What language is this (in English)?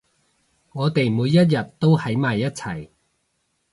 Cantonese